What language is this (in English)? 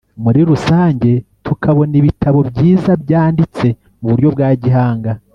Kinyarwanda